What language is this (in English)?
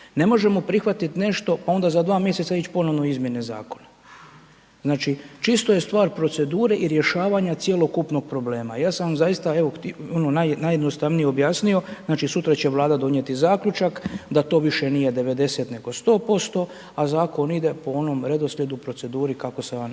Croatian